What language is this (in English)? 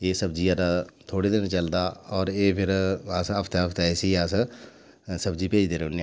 Dogri